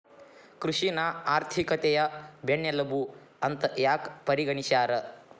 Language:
Kannada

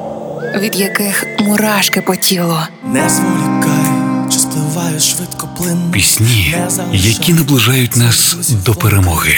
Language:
Ukrainian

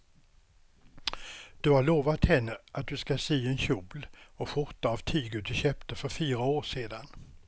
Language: Swedish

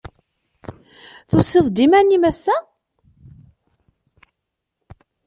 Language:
Kabyle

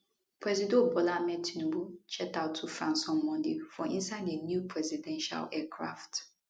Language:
Nigerian Pidgin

